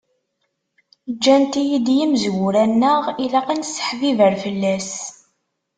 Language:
Kabyle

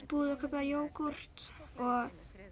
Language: Icelandic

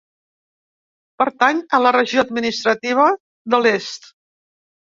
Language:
Catalan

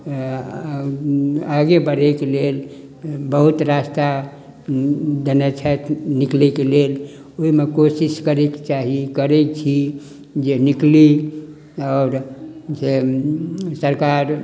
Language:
Maithili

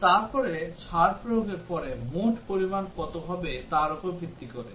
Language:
Bangla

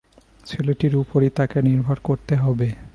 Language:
Bangla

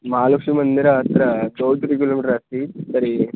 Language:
Sanskrit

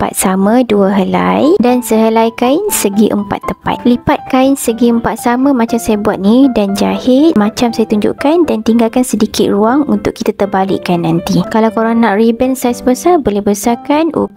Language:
Malay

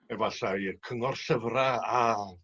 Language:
Welsh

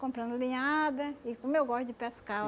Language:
Portuguese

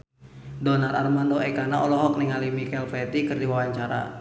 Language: Sundanese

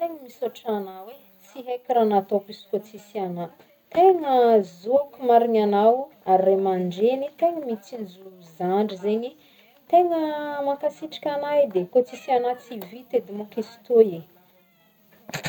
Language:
Northern Betsimisaraka Malagasy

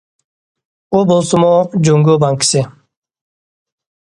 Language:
Uyghur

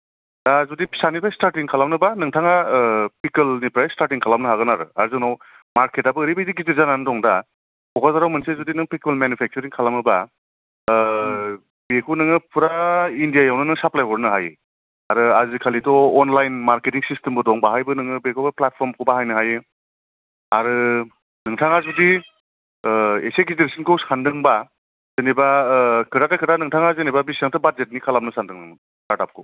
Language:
Bodo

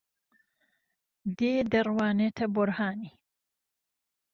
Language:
Central Kurdish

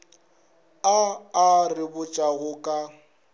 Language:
Northern Sotho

